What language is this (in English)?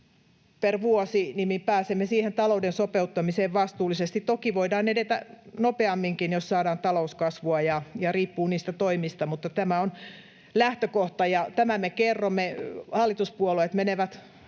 Finnish